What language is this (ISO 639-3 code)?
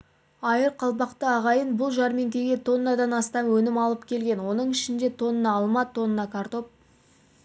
kaz